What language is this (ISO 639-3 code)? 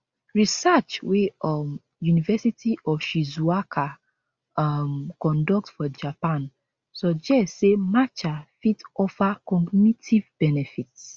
pcm